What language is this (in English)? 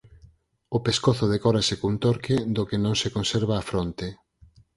Galician